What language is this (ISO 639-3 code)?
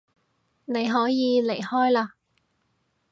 yue